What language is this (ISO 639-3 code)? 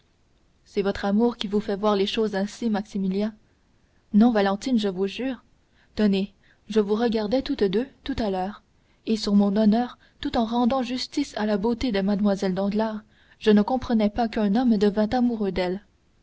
fra